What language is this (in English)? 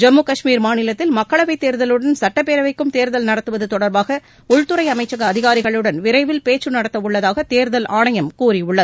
Tamil